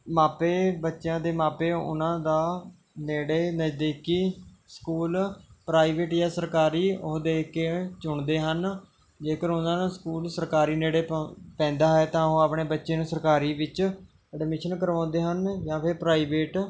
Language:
Punjabi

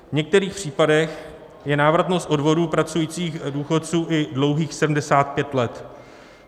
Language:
Czech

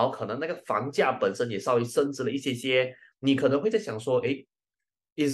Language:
Chinese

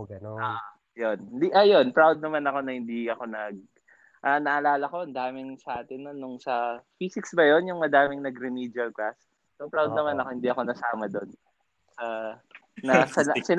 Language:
Filipino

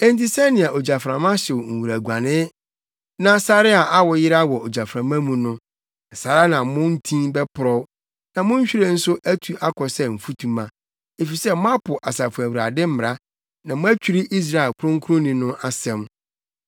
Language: Akan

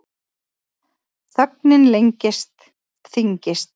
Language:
Icelandic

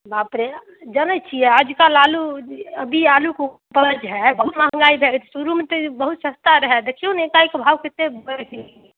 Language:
Maithili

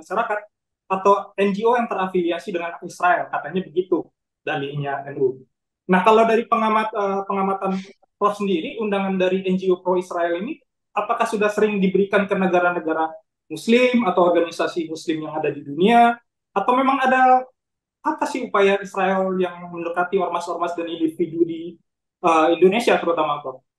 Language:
Indonesian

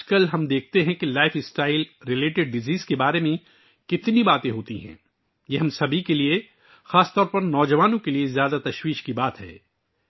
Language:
Urdu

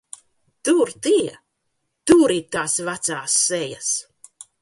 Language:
Latvian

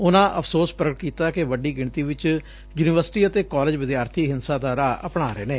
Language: Punjabi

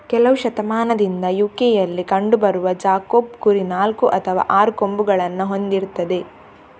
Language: Kannada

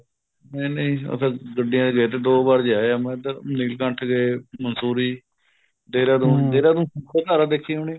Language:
Punjabi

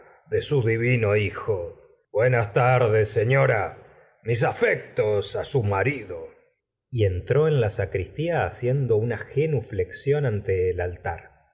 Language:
Spanish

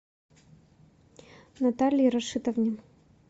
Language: Russian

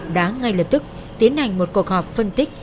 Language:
Vietnamese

